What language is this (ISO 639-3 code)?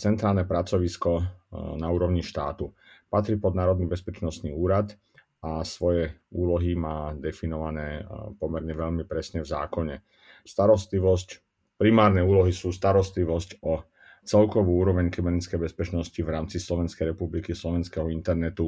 slk